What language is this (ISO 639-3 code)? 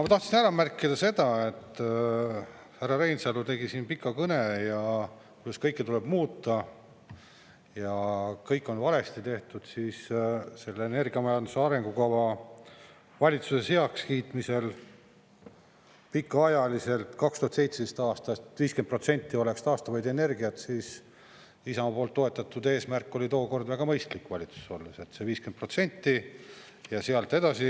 est